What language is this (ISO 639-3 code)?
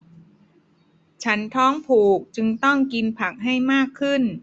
tha